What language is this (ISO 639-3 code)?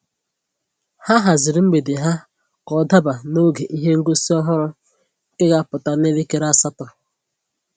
ibo